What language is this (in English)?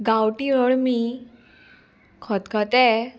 Konkani